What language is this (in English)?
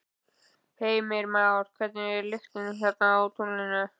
Icelandic